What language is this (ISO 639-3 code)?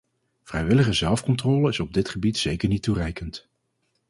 nld